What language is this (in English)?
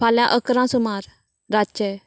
Konkani